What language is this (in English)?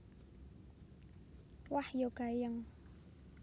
Javanese